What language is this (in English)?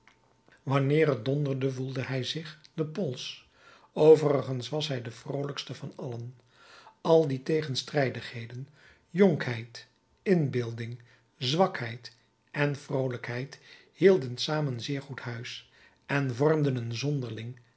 Dutch